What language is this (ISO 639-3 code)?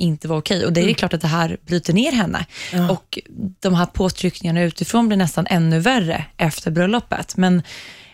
swe